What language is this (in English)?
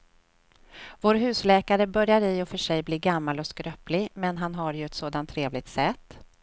Swedish